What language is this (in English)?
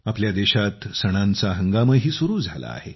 Marathi